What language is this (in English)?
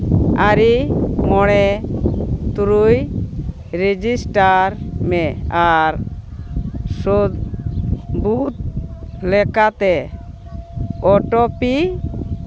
Santali